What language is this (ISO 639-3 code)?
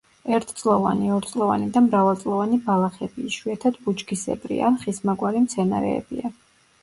kat